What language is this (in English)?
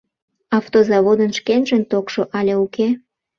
Mari